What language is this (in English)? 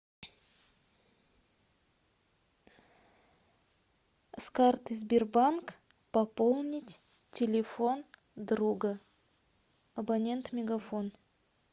Russian